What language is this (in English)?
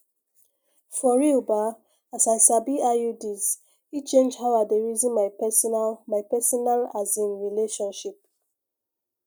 Nigerian Pidgin